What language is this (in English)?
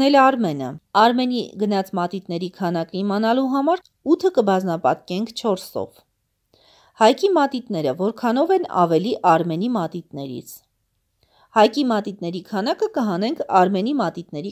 Romanian